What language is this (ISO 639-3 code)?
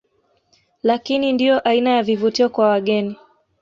swa